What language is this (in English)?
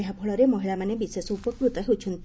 Odia